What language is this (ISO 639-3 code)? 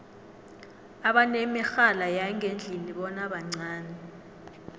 nbl